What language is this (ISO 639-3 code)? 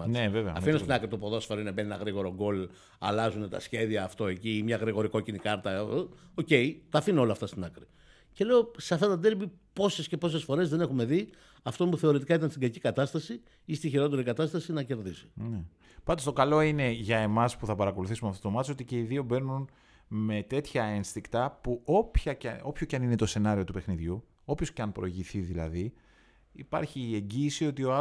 ell